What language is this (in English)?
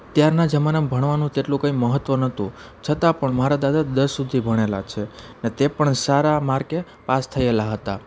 Gujarati